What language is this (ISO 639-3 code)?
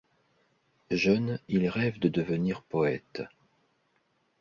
fra